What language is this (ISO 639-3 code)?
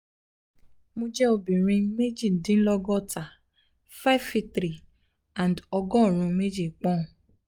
yor